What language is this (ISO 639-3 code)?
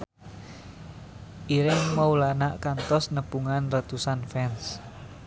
sun